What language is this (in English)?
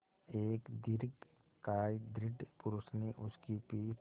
Hindi